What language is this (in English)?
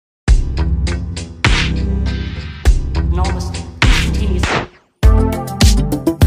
Filipino